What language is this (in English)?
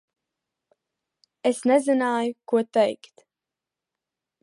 Latvian